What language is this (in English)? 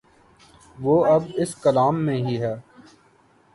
Urdu